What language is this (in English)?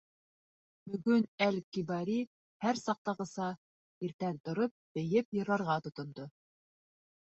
Bashkir